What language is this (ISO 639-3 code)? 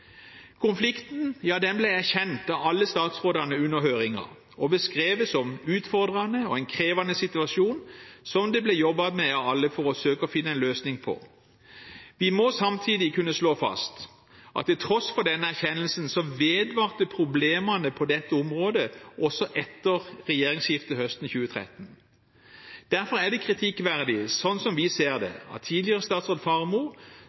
nob